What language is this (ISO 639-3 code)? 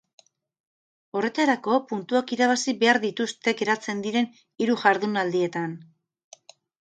eus